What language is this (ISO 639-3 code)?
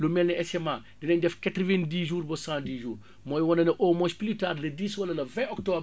wol